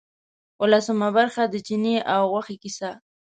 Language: Pashto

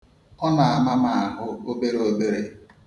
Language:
Igbo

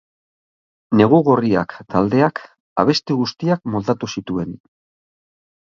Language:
Basque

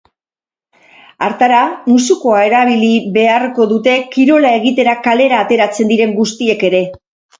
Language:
Basque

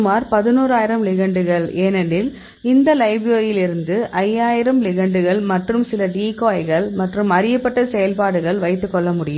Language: Tamil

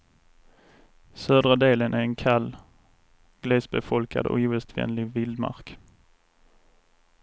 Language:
Swedish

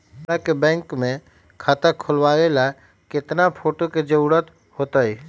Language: Magahi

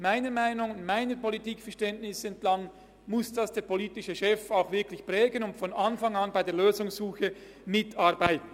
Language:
Swiss German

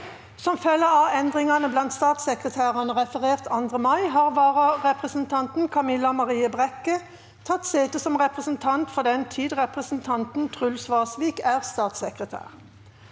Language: Norwegian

